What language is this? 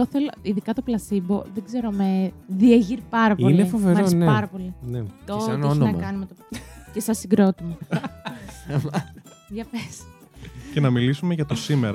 Greek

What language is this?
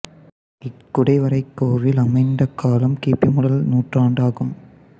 Tamil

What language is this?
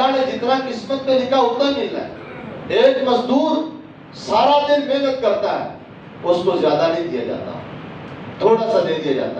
Urdu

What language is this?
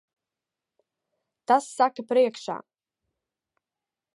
Latvian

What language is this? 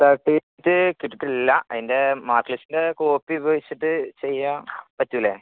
Malayalam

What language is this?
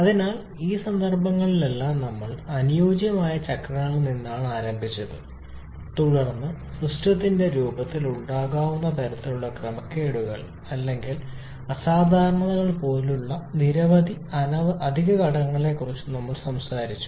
Malayalam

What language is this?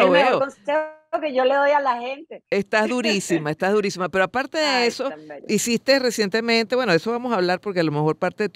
Spanish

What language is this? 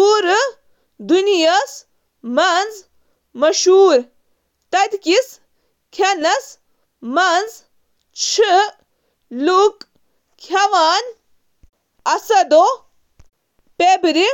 Kashmiri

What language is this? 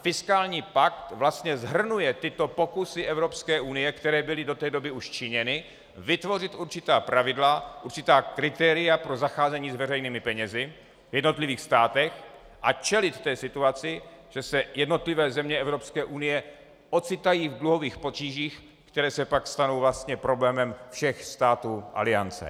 Czech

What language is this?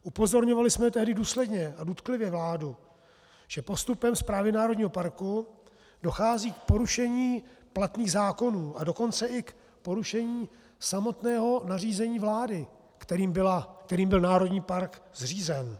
Czech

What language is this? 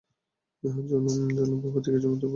Bangla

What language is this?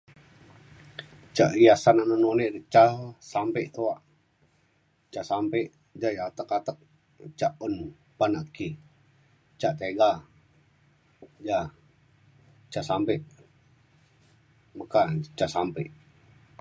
Mainstream Kenyah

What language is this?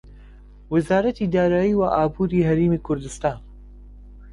Central Kurdish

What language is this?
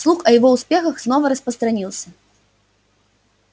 Russian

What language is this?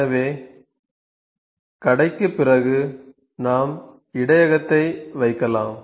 Tamil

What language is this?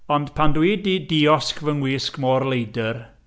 Welsh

